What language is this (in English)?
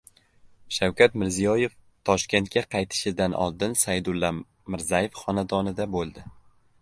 Uzbek